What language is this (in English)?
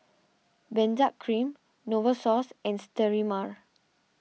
English